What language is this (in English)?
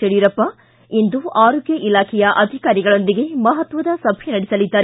Kannada